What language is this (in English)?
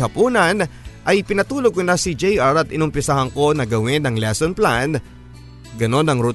Filipino